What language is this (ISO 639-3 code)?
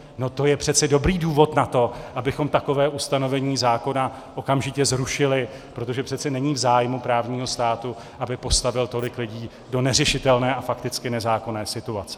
ces